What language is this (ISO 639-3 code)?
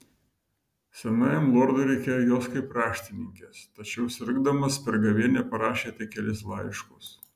lit